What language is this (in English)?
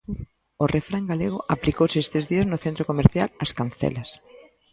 Galician